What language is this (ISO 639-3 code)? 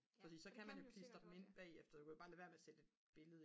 dan